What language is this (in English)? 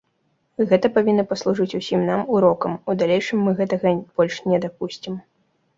Belarusian